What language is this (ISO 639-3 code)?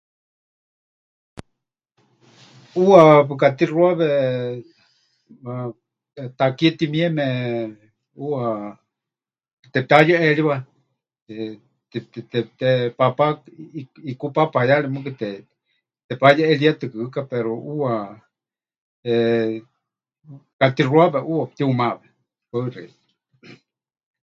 hch